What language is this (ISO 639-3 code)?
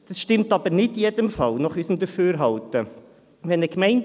gsw